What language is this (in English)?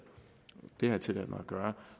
Danish